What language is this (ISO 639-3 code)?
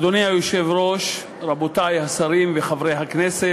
heb